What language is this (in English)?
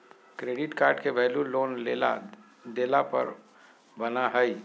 Magahi